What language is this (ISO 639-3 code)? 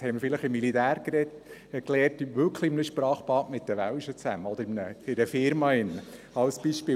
gsw